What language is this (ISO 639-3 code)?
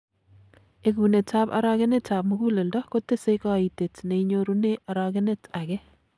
kln